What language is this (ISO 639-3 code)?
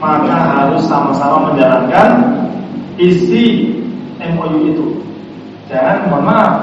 ind